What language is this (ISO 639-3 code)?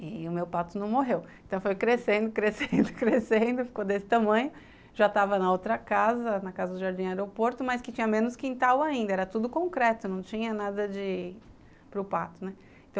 por